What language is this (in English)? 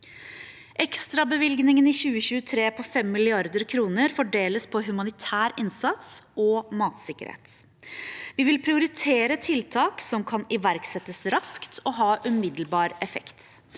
Norwegian